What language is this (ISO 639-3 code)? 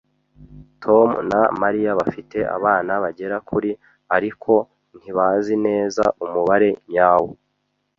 kin